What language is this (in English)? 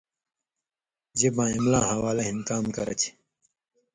Indus Kohistani